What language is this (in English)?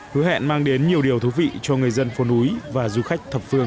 Vietnamese